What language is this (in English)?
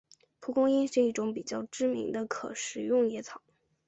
Chinese